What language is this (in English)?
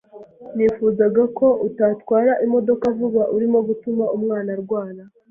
Kinyarwanda